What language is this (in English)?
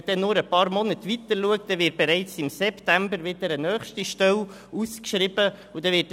Swiss German